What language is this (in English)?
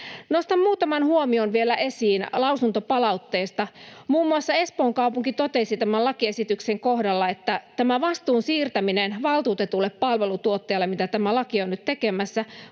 Finnish